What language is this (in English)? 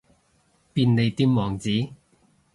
Cantonese